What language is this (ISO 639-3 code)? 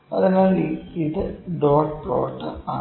mal